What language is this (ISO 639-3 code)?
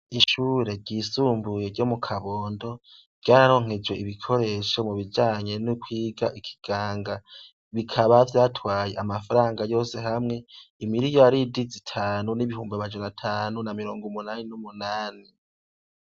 run